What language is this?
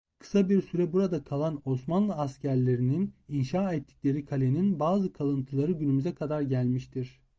Turkish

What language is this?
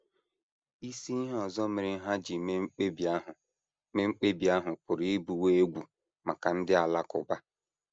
Igbo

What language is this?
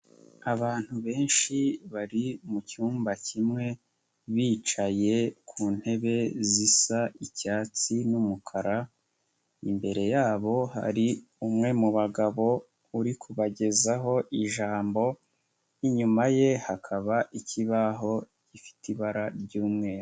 Kinyarwanda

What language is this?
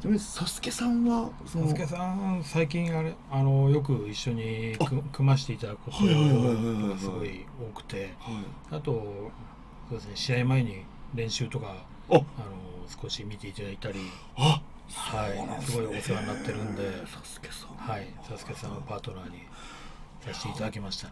Japanese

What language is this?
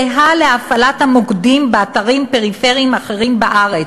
Hebrew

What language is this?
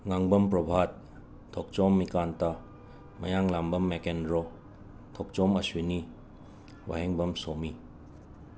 Manipuri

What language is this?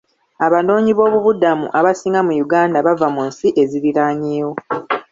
Ganda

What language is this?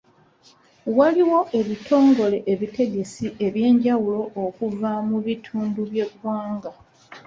Ganda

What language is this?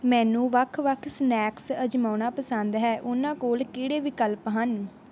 Punjabi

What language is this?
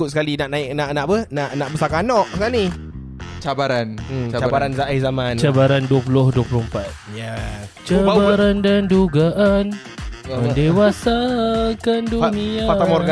Malay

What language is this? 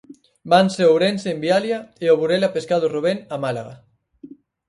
Galician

